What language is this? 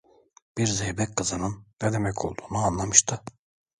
Turkish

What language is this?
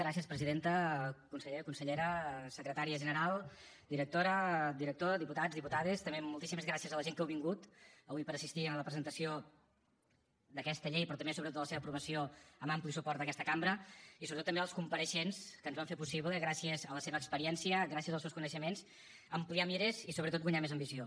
Catalan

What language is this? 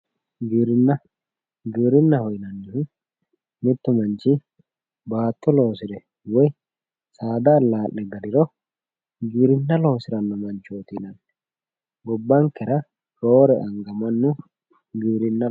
Sidamo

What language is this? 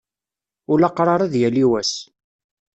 Kabyle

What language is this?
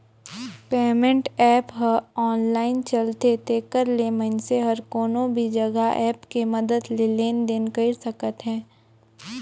Chhattisgarhi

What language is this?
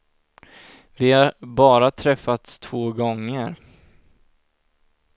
Swedish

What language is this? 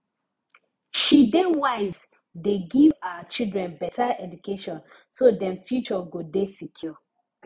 Nigerian Pidgin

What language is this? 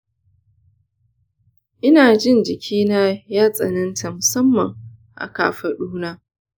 Hausa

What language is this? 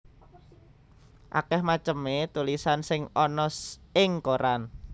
Javanese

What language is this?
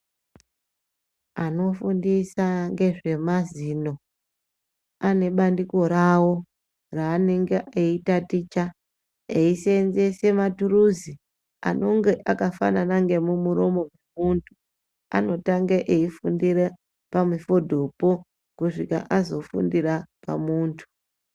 Ndau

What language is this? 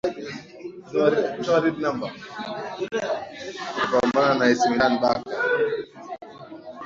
Swahili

